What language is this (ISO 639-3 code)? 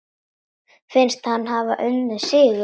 isl